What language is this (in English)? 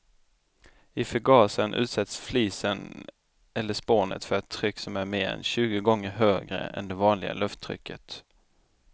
Swedish